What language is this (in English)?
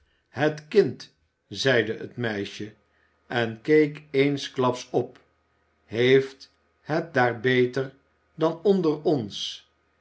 Dutch